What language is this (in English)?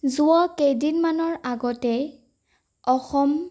Assamese